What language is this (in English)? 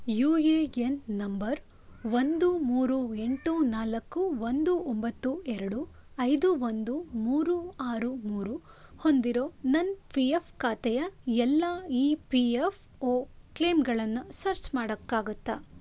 Kannada